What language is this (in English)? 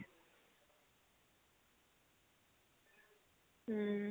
Punjabi